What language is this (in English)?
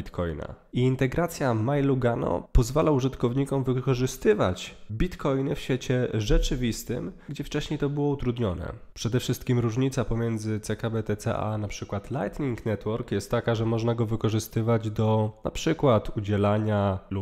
Polish